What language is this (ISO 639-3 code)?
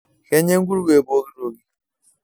mas